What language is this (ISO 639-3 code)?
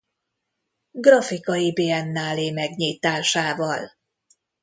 hun